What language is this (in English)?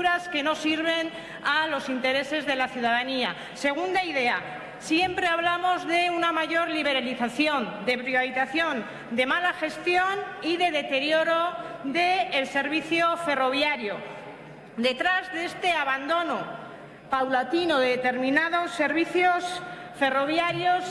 Spanish